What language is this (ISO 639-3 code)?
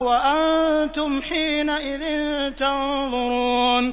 ara